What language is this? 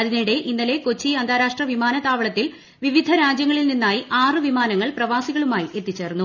Malayalam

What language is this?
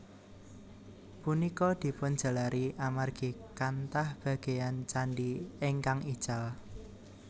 Javanese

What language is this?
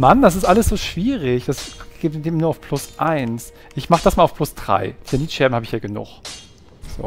German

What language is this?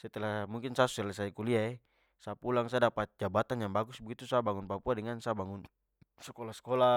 Papuan Malay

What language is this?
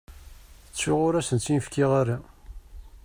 Kabyle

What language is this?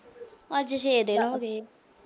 Punjabi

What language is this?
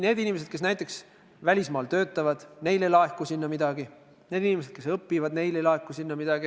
Estonian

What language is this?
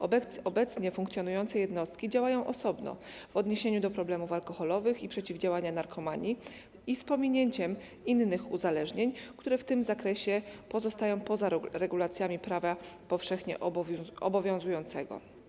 Polish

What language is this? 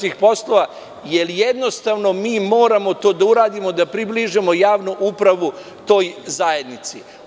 Serbian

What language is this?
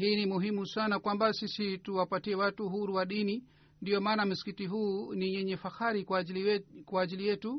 Swahili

